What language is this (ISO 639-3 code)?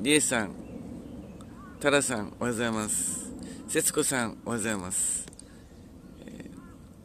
jpn